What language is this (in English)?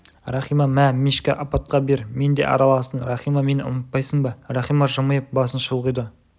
Kazakh